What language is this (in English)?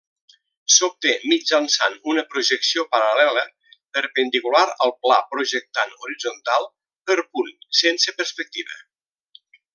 Catalan